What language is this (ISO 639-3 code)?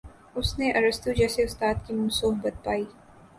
urd